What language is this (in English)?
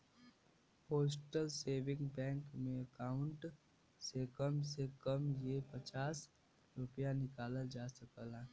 Bhojpuri